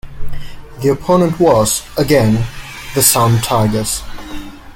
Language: English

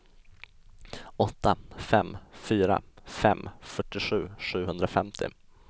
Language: Swedish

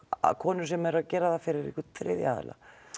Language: Icelandic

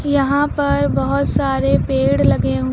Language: Hindi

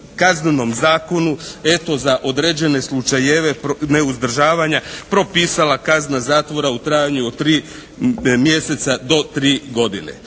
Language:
Croatian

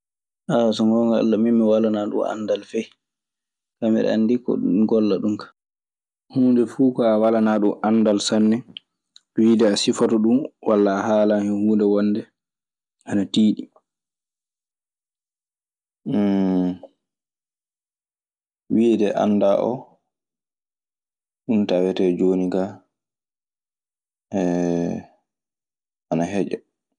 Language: Maasina Fulfulde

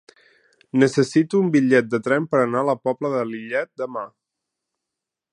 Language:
Catalan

